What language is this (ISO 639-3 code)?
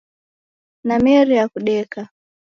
dav